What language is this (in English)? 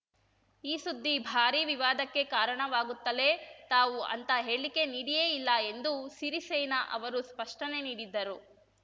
Kannada